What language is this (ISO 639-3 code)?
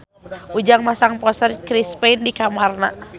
sun